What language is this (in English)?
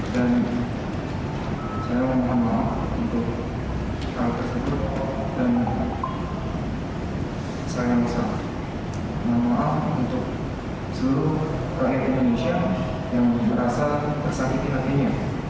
Indonesian